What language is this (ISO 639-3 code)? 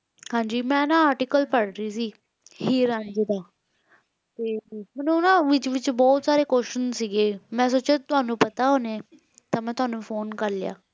pan